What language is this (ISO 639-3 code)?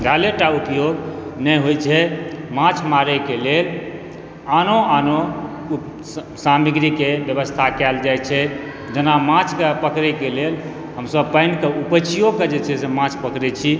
mai